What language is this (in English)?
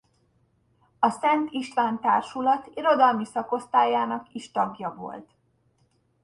Hungarian